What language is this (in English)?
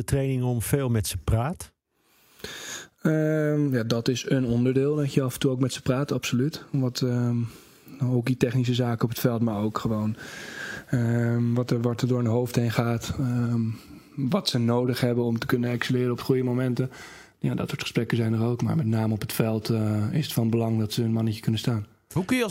Dutch